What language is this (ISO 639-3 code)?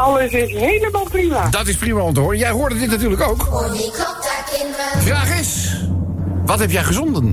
nld